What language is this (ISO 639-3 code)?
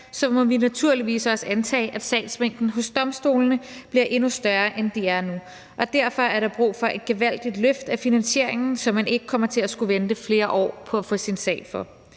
dan